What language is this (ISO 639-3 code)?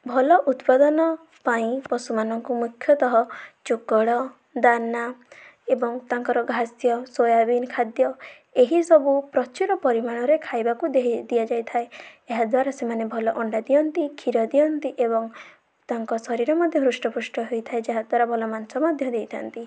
ori